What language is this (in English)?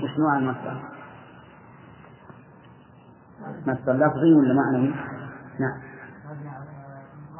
Arabic